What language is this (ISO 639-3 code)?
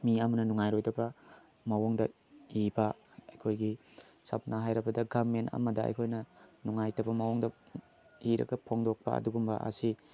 mni